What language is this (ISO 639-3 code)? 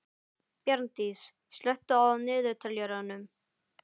isl